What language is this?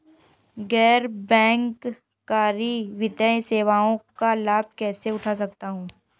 Hindi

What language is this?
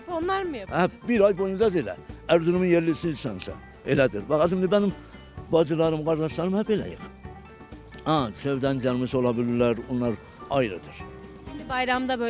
Turkish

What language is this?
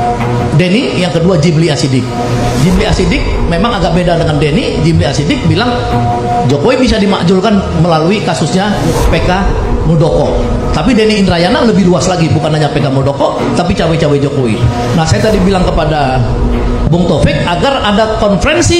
Indonesian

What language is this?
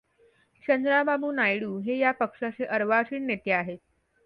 Marathi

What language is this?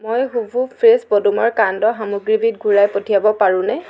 Assamese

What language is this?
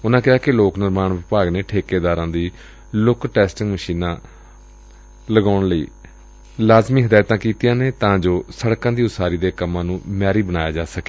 Punjabi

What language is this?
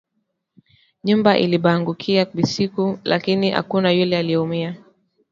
Swahili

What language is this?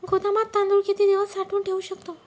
Marathi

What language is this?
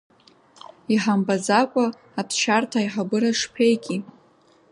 Abkhazian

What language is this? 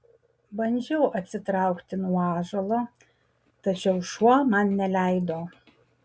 Lithuanian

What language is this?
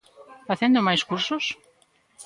Galician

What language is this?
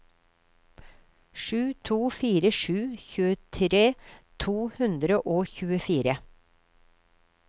Norwegian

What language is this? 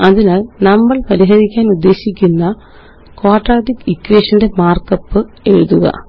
Malayalam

